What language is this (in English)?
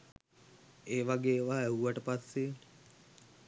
Sinhala